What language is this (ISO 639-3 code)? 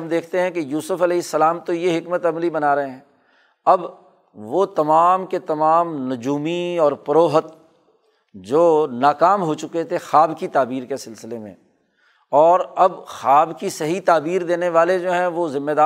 urd